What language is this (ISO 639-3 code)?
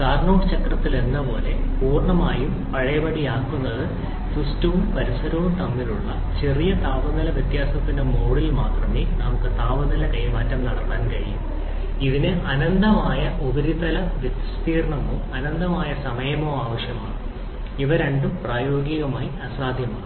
mal